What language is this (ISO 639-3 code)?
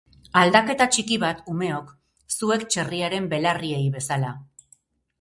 eus